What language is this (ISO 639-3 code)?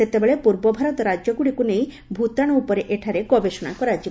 ori